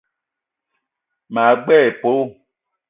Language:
Eton (Cameroon)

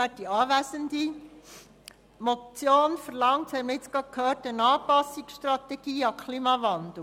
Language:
Swiss German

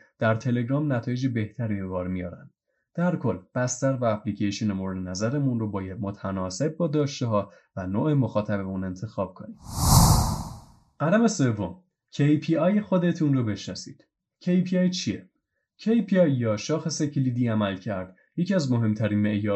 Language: Persian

